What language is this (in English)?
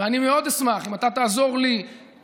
Hebrew